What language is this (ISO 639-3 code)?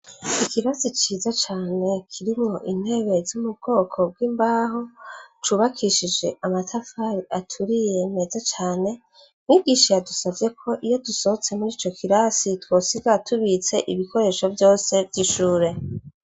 run